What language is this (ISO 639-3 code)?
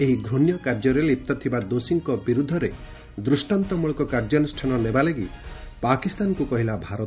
ori